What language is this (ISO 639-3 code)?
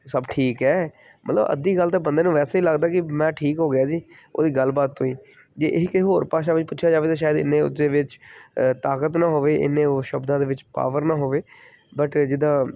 pan